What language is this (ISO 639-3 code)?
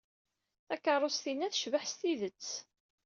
kab